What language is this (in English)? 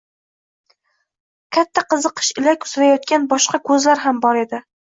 Uzbek